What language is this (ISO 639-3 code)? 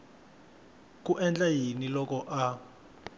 tso